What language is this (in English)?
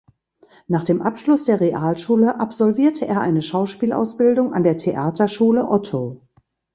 German